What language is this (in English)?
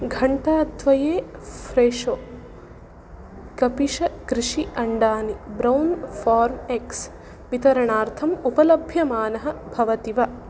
Sanskrit